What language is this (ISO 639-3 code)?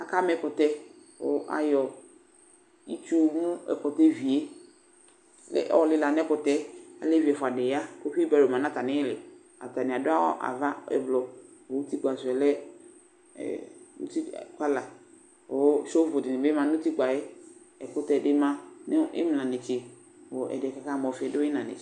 kpo